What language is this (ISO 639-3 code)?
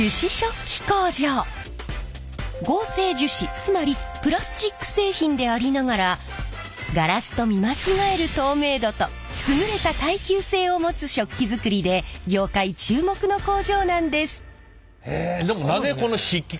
jpn